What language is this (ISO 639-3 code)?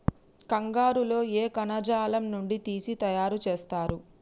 tel